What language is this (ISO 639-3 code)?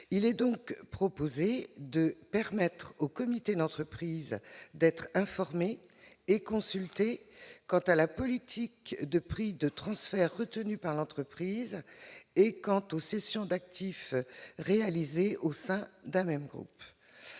fra